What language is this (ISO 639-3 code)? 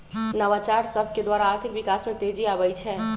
mag